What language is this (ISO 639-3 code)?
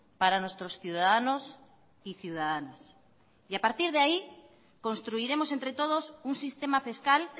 spa